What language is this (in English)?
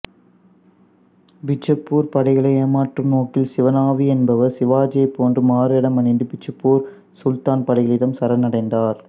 Tamil